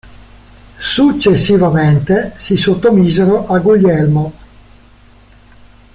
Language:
Italian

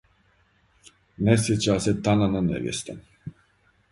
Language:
Serbian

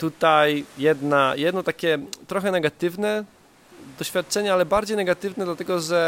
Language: Polish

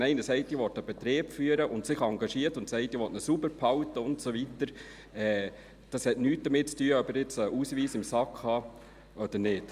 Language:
Swiss German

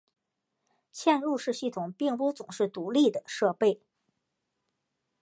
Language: Chinese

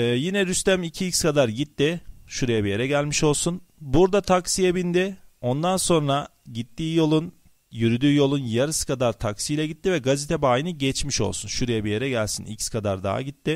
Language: Turkish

